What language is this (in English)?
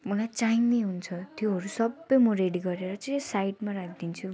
Nepali